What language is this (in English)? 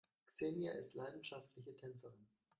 German